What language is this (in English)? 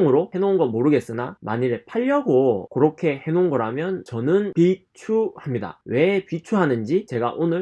Korean